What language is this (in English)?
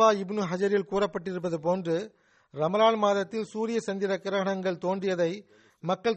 Tamil